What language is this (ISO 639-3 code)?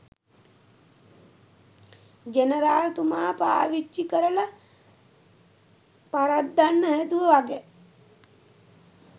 sin